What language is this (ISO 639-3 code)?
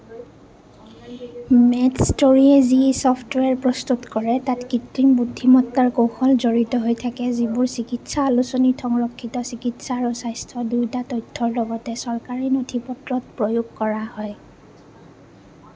asm